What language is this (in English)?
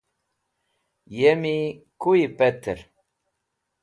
Wakhi